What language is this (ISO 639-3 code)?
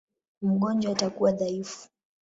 swa